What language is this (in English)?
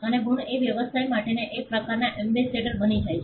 Gujarati